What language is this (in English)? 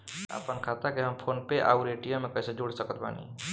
Bhojpuri